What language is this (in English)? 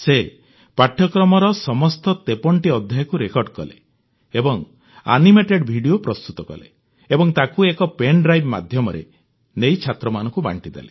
Odia